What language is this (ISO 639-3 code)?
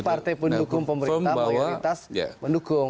ind